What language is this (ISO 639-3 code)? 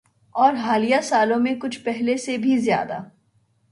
urd